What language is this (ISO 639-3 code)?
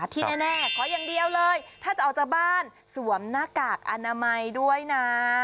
tha